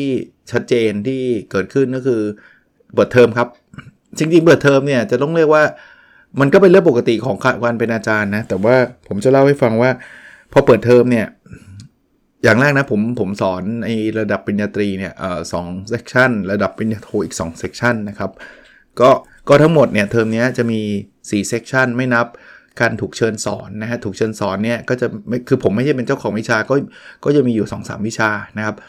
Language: Thai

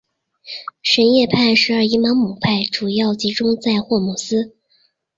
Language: Chinese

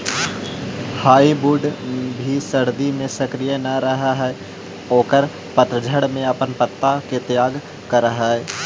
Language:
Magahi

